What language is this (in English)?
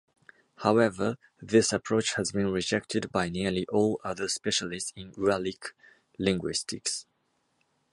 English